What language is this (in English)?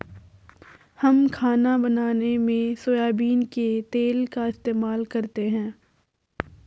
Hindi